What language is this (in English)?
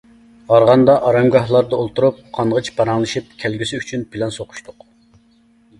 Uyghur